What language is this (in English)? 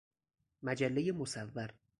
Persian